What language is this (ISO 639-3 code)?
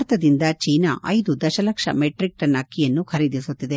kan